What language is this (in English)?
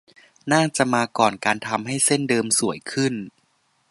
Thai